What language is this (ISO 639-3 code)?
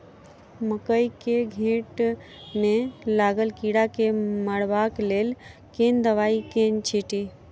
mai